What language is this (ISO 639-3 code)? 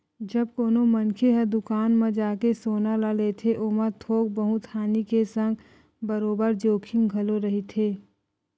hne